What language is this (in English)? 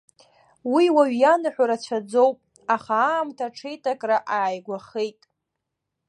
Abkhazian